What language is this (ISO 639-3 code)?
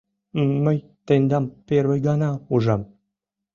chm